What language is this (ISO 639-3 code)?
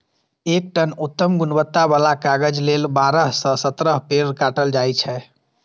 mai